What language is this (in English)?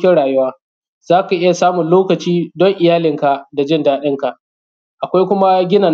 Hausa